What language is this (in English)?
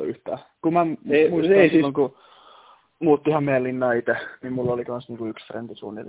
Finnish